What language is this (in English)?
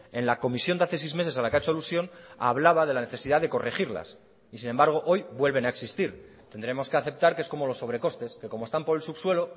Spanish